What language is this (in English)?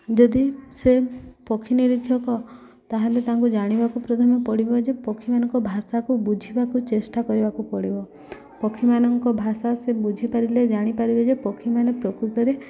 Odia